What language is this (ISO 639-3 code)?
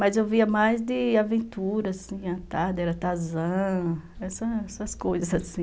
por